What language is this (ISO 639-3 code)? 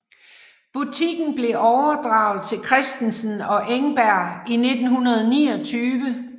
dan